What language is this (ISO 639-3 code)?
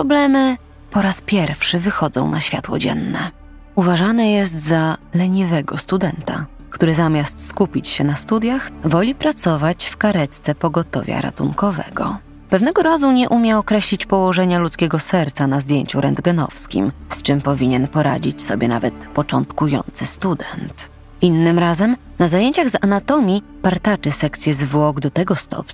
pol